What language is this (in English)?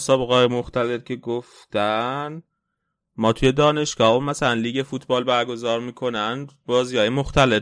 Persian